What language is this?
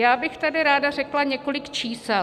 Czech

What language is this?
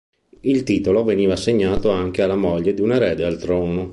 Italian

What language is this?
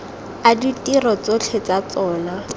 Tswana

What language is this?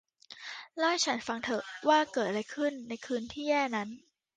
Thai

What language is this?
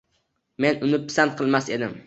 Uzbek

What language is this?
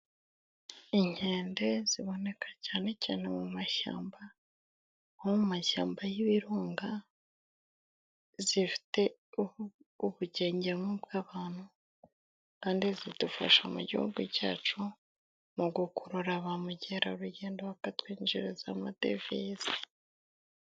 Kinyarwanda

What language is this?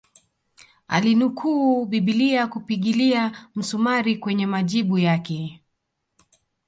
Swahili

